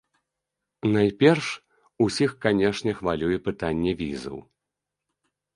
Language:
Belarusian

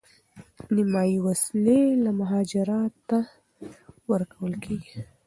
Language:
Pashto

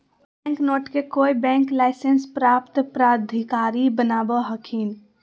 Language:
Magahi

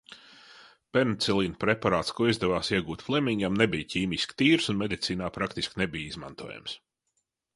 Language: Latvian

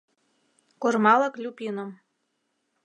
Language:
Mari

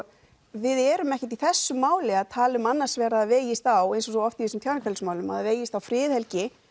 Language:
Icelandic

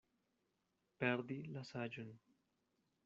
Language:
Esperanto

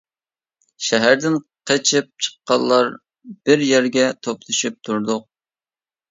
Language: Uyghur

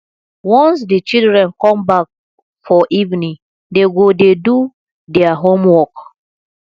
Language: Nigerian Pidgin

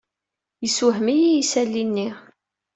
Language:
Kabyle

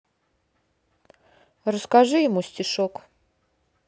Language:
Russian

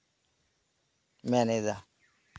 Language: Santali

